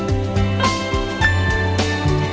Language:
Vietnamese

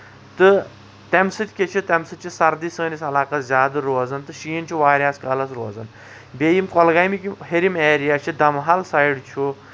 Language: Kashmiri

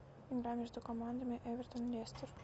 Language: Russian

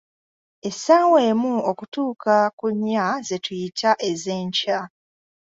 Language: Ganda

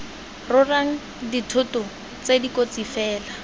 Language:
Tswana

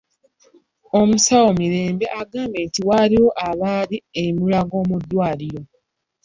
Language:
Ganda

